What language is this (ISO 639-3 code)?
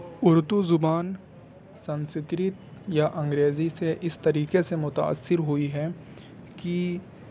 urd